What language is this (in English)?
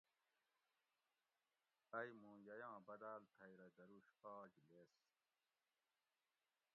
Gawri